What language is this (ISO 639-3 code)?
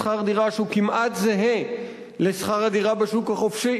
heb